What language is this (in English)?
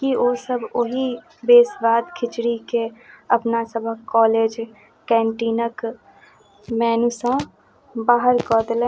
Maithili